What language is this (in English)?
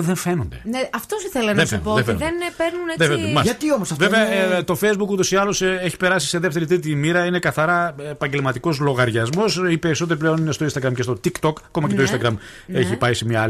Greek